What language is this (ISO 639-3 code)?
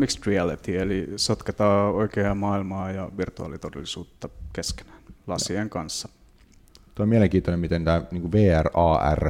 fin